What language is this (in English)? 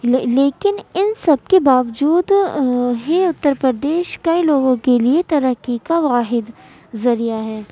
Urdu